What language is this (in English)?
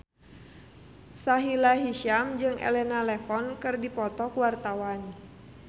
Sundanese